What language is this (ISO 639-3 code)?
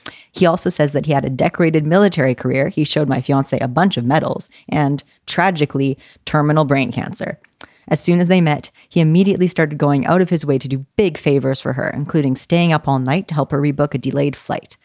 eng